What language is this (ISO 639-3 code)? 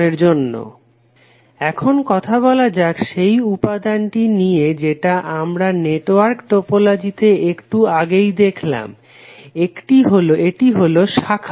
ben